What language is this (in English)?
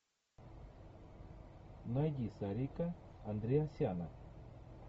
Russian